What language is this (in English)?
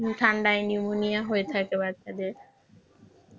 Bangla